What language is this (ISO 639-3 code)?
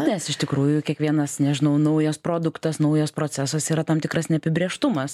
lit